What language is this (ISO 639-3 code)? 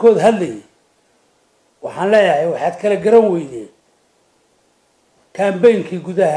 ara